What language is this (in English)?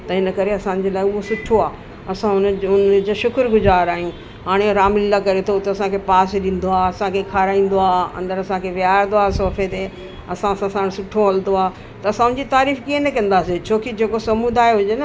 Sindhi